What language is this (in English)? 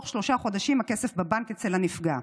Hebrew